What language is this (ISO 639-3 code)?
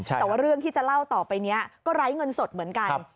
tha